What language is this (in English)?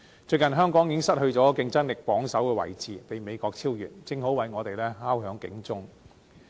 Cantonese